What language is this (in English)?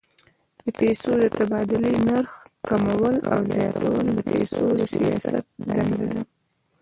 Pashto